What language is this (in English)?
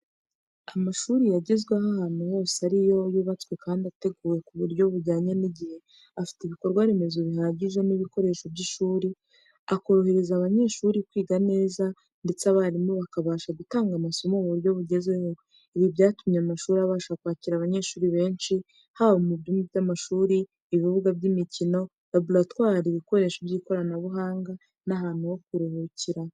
Kinyarwanda